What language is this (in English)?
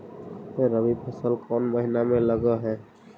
Magahi